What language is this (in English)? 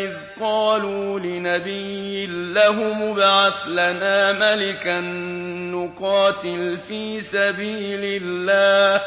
Arabic